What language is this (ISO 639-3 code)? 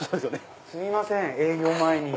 jpn